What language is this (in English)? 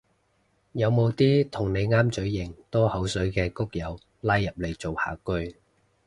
Cantonese